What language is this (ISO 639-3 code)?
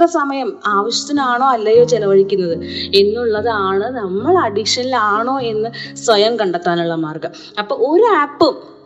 mal